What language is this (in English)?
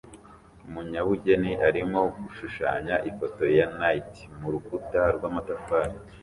Kinyarwanda